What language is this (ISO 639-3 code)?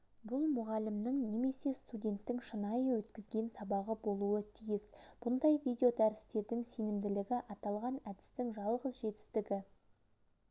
kaz